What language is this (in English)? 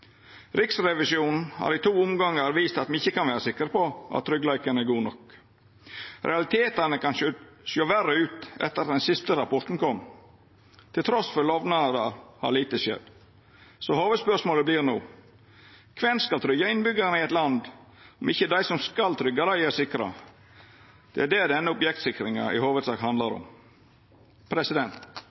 Norwegian Nynorsk